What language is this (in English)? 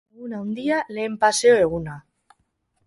Basque